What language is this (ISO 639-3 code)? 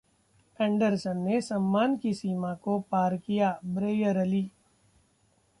hin